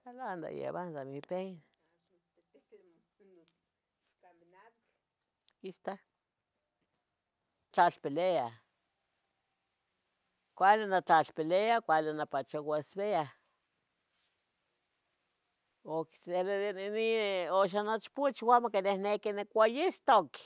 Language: Tetelcingo Nahuatl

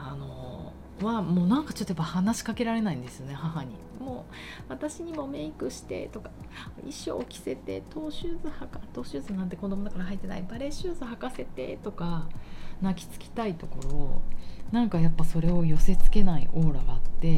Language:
Japanese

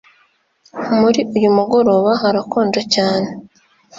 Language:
Kinyarwanda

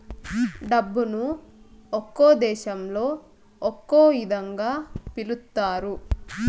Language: Telugu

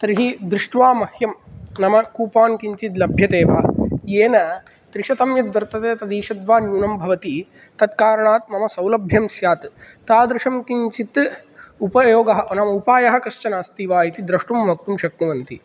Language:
Sanskrit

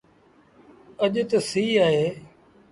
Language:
Sindhi Bhil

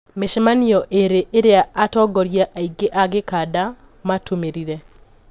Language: Kikuyu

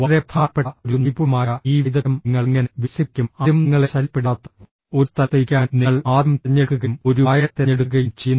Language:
Malayalam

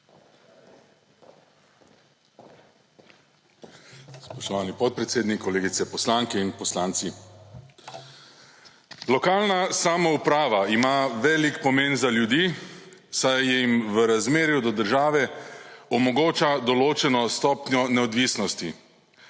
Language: Slovenian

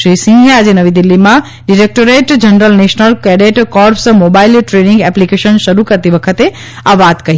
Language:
Gujarati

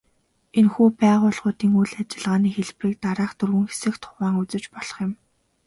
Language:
Mongolian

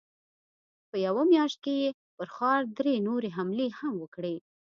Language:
Pashto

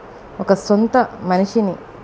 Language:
Telugu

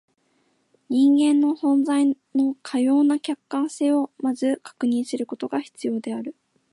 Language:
Japanese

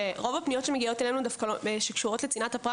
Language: Hebrew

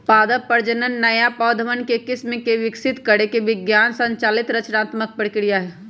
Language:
Magahi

